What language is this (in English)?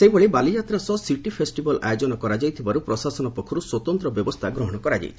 Odia